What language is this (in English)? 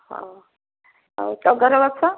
Odia